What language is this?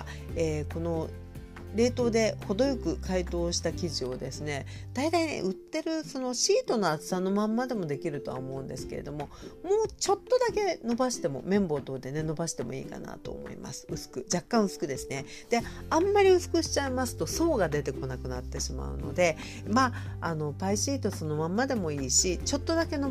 Japanese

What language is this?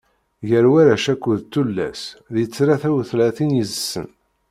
Kabyle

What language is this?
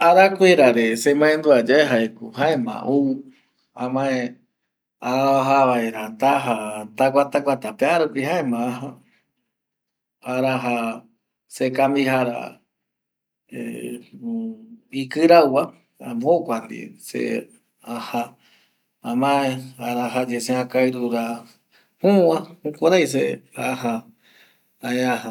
Eastern Bolivian Guaraní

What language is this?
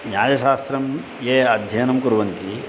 Sanskrit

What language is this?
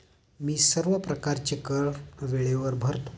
Marathi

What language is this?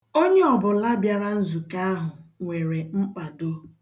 Igbo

